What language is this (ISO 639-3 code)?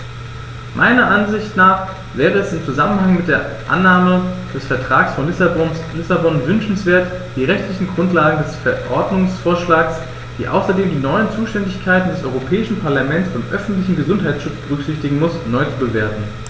deu